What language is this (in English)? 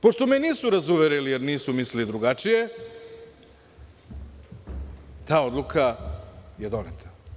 Serbian